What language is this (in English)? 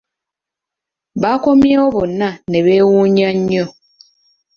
Ganda